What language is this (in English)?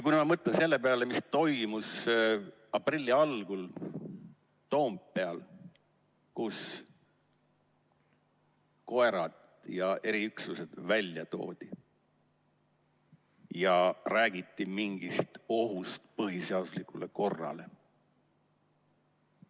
Estonian